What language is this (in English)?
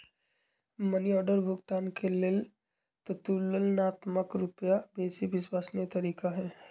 Magahi